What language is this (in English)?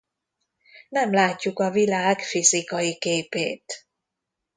Hungarian